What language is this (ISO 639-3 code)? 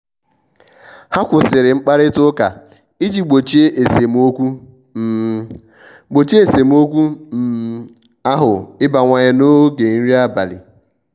ibo